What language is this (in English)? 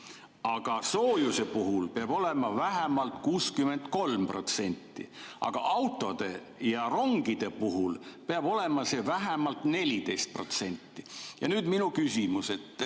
Estonian